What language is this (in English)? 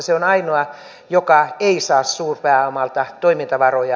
Finnish